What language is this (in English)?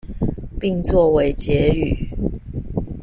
Chinese